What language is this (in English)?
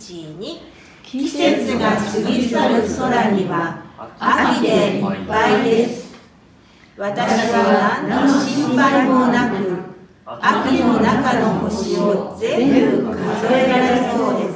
Japanese